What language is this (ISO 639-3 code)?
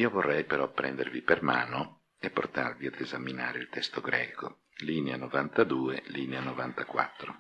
ita